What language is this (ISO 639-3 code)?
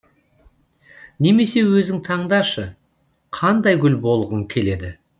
kaz